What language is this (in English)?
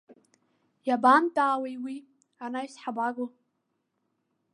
Abkhazian